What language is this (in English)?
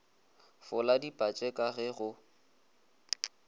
Northern Sotho